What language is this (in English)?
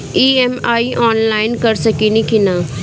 Bhojpuri